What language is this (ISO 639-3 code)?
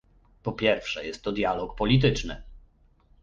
pol